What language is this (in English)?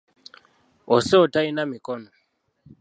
Ganda